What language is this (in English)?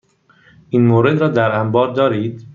Persian